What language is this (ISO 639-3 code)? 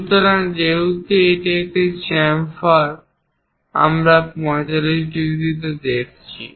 ben